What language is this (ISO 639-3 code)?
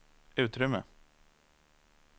swe